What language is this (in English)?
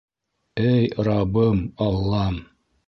Bashkir